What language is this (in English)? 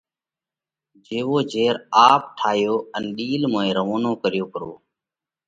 Parkari Koli